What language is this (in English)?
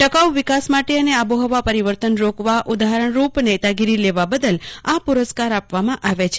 Gujarati